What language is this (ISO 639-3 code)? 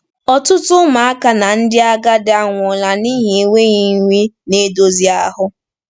ibo